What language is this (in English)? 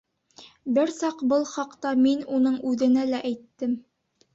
Bashkir